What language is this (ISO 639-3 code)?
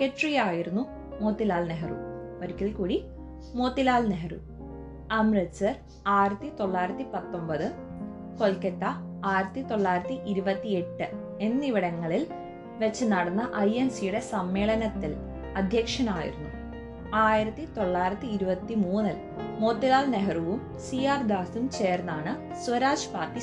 mal